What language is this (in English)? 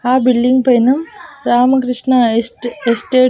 Telugu